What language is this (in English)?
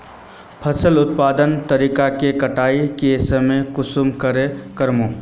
Magahi